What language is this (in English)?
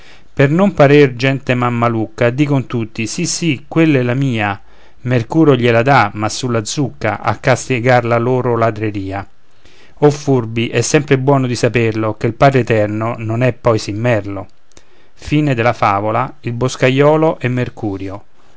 Italian